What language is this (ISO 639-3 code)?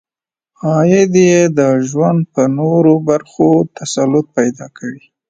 pus